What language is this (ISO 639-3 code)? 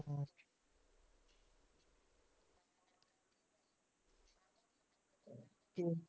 pan